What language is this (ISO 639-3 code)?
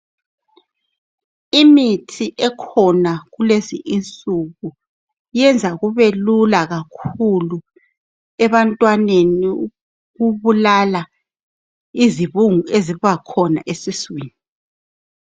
nde